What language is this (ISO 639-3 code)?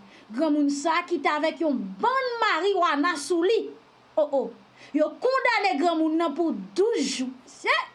fra